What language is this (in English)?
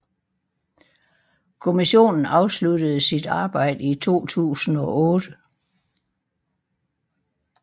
Danish